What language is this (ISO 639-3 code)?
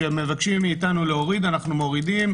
heb